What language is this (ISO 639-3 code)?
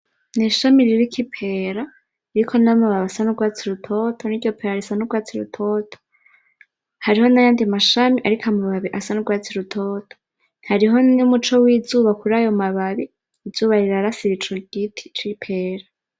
run